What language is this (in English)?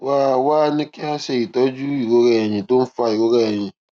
Yoruba